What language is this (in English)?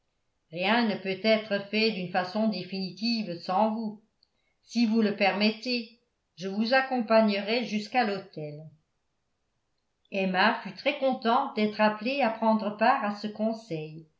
French